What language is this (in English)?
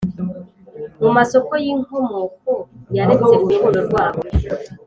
Kinyarwanda